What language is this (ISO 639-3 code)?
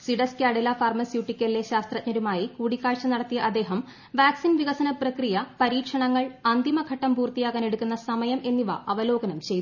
mal